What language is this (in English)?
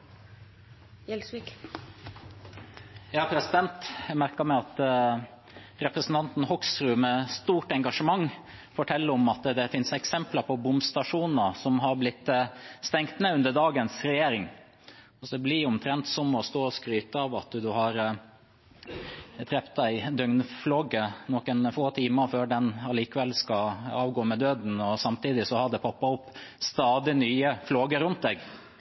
Norwegian